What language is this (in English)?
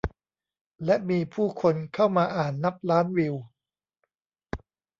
Thai